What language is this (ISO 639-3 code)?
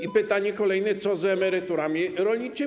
pol